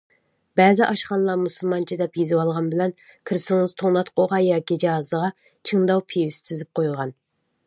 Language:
Uyghur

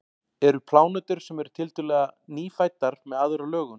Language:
Icelandic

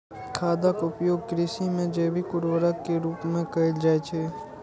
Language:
Maithili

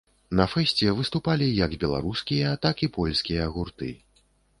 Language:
Belarusian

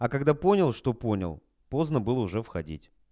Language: Russian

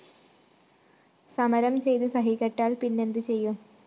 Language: Malayalam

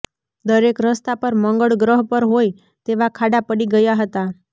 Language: Gujarati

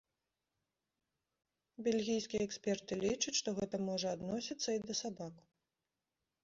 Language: Belarusian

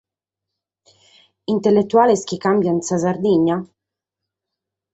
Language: Sardinian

